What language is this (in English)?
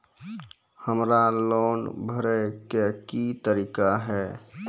Maithili